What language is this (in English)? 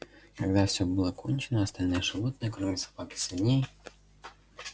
Russian